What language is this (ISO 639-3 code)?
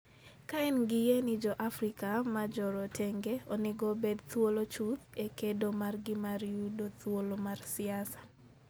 luo